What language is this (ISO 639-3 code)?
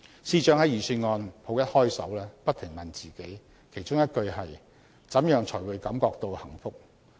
yue